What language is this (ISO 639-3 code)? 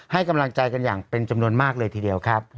tha